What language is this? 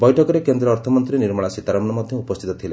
Odia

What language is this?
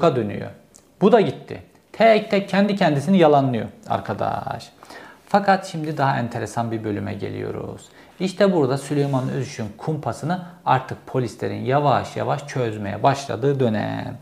Turkish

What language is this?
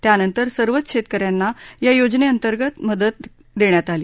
Marathi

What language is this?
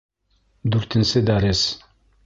Bashkir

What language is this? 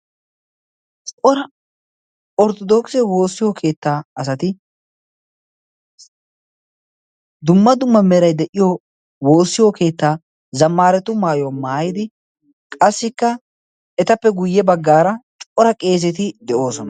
Wolaytta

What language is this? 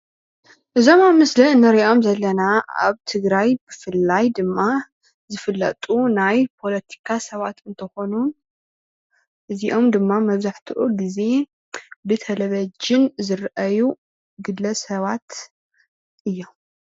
Tigrinya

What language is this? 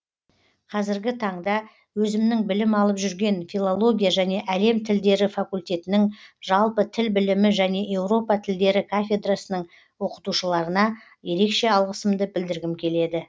Kazakh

